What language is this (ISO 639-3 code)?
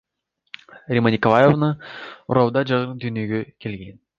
kir